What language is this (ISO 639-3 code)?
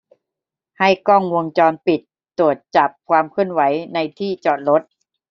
tha